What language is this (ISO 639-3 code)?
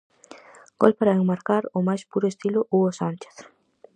glg